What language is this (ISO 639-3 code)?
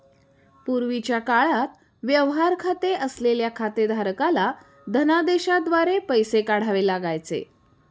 mar